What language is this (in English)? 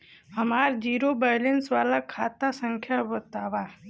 Bhojpuri